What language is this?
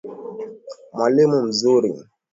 Swahili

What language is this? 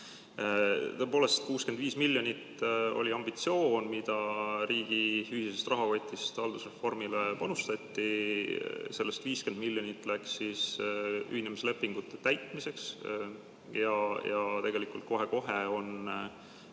Estonian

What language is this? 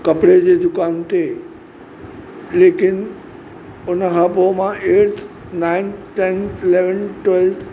Sindhi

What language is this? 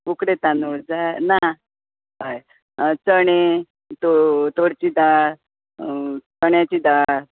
Konkani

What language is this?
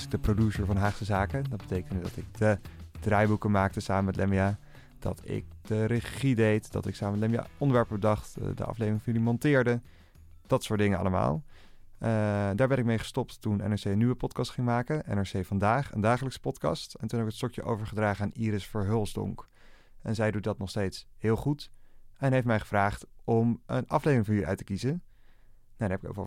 Dutch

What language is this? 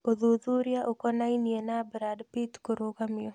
Kikuyu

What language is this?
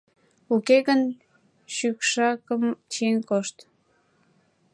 Mari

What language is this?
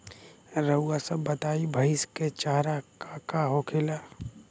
Bhojpuri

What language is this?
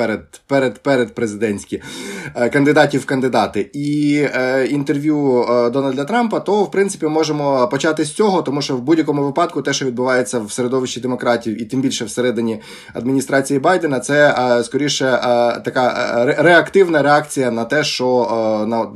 Ukrainian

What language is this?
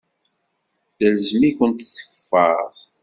Kabyle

